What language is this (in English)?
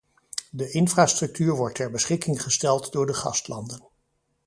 Dutch